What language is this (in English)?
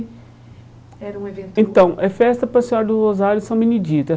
Portuguese